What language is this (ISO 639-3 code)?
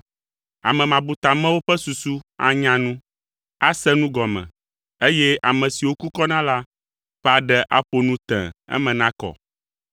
ewe